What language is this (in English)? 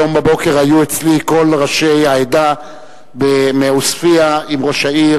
Hebrew